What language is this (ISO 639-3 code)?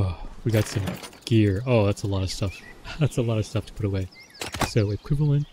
eng